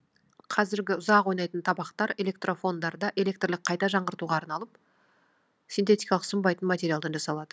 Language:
Kazakh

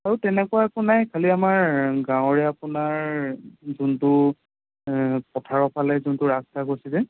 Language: Assamese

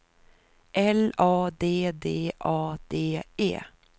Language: Swedish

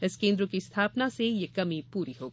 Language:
Hindi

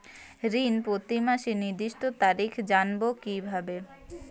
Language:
Bangla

